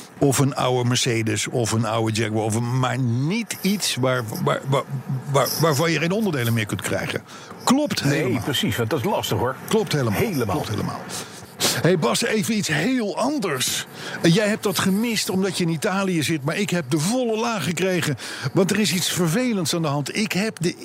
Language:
Dutch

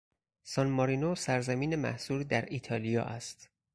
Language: Persian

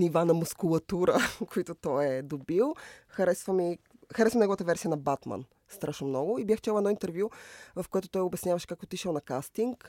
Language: Bulgarian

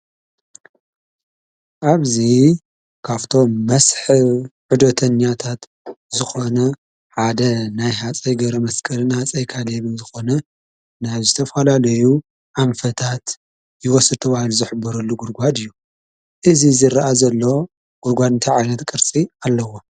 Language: Tigrinya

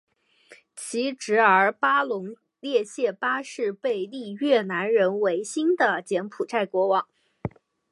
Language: Chinese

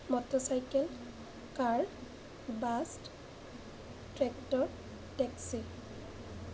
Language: Assamese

